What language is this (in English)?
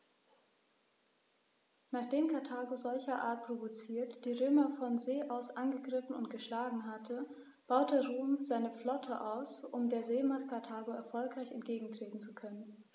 German